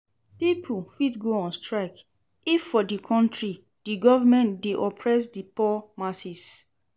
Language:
Nigerian Pidgin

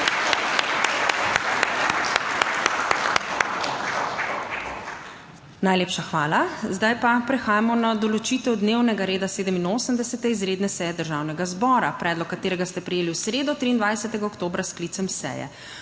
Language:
Slovenian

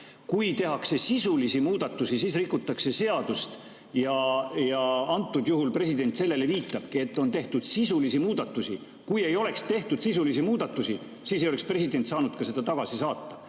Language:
Estonian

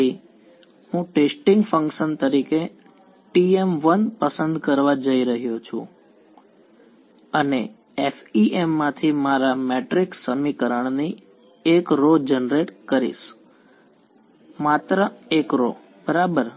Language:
Gujarati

